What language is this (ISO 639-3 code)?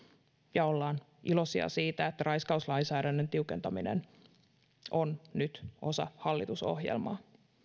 fin